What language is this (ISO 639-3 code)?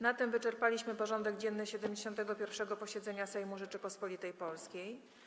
pol